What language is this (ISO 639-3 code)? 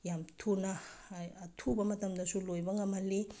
mni